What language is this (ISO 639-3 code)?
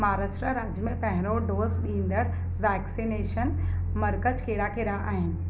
snd